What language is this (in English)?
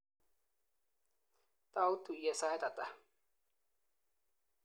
Kalenjin